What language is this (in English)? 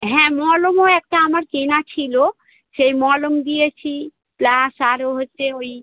Bangla